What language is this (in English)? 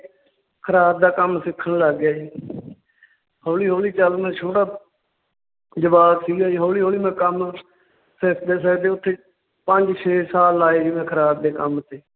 Punjabi